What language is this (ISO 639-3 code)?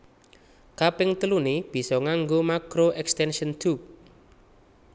jav